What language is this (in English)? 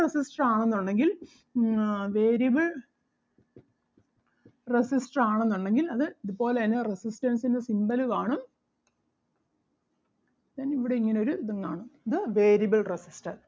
Malayalam